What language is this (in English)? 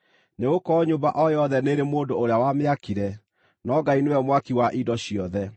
Kikuyu